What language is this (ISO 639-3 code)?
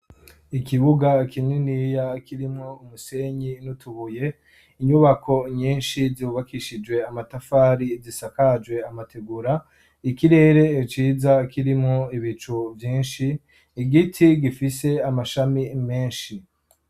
run